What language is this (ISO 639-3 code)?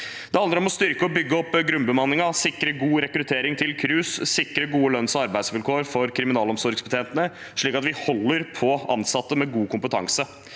nor